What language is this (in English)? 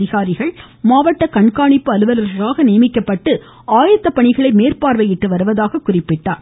Tamil